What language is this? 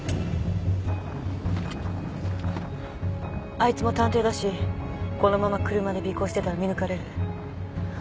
Japanese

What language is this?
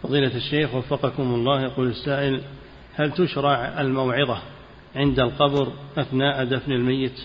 Arabic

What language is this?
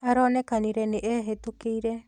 Kikuyu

